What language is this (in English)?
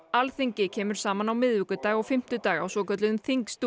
Icelandic